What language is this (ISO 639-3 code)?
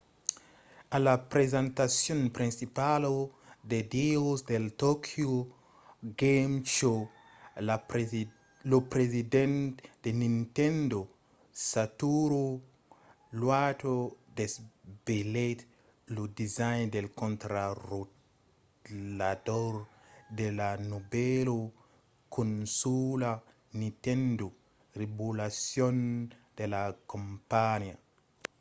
oci